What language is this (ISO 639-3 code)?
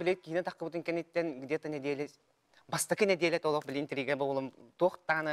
ara